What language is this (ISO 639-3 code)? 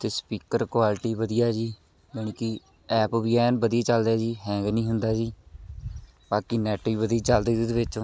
pan